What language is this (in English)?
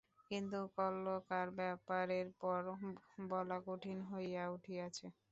Bangla